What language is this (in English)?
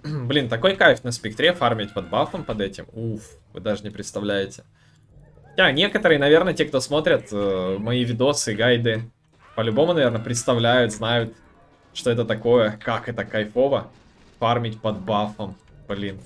Russian